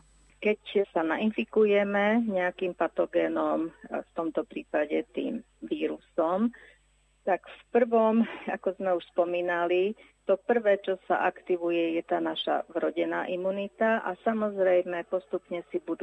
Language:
Slovak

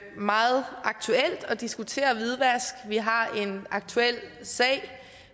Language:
Danish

